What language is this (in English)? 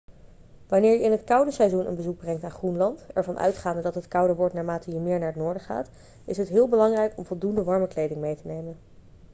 Dutch